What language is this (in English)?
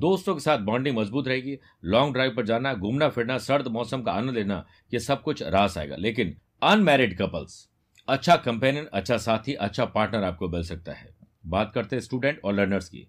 Hindi